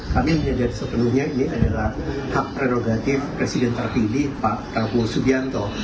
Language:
Indonesian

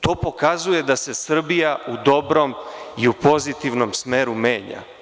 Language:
Serbian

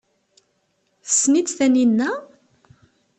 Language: Kabyle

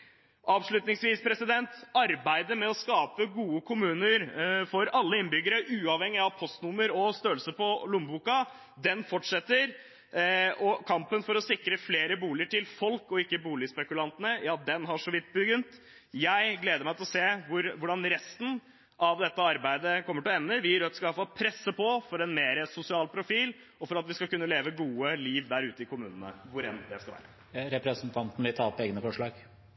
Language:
Norwegian Bokmål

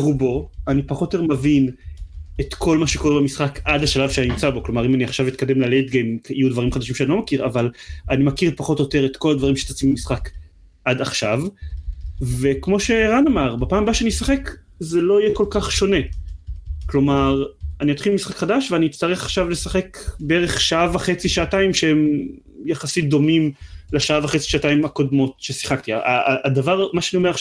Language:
Hebrew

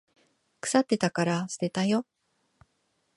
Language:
Japanese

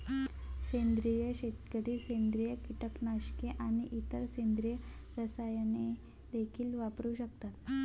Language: Marathi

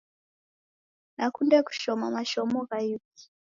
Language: Taita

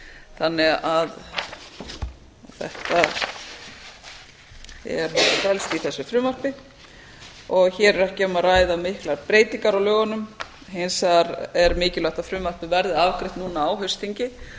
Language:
Icelandic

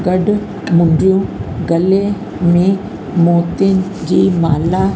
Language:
Sindhi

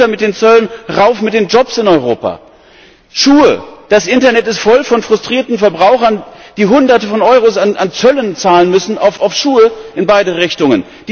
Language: German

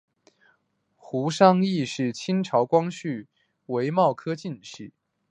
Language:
Chinese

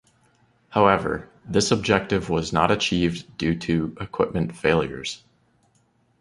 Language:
English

